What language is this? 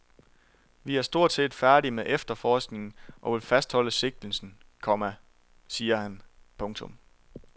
Danish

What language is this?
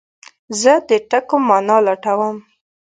Pashto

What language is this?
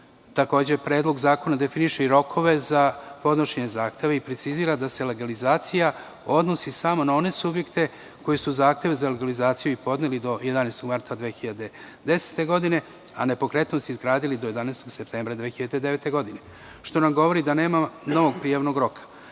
Serbian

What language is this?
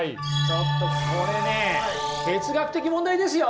Japanese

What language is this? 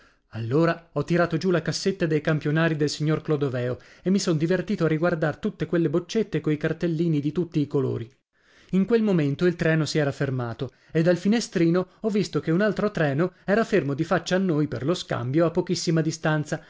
Italian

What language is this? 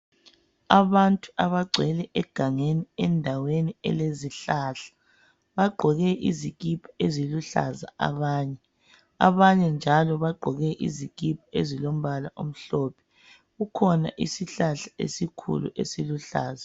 North Ndebele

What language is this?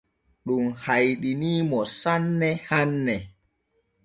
Borgu Fulfulde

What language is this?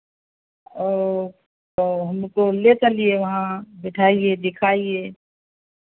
Hindi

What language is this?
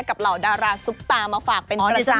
Thai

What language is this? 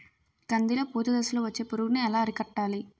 Telugu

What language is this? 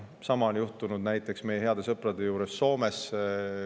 Estonian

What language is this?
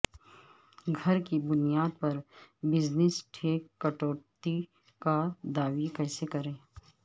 Urdu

